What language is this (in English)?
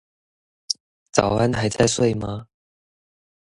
Chinese